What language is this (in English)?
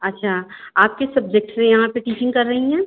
Hindi